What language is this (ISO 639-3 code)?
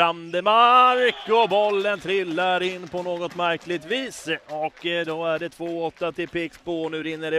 swe